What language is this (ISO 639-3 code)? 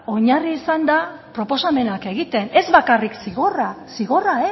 eus